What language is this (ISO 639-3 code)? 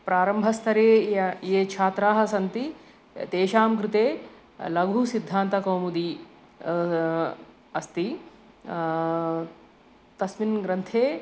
san